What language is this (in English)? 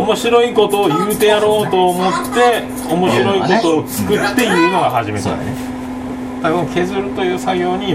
Japanese